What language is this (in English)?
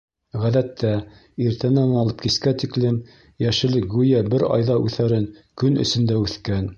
Bashkir